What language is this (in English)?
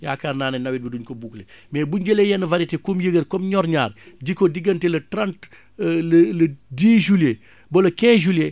Wolof